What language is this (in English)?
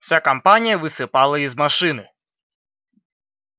Russian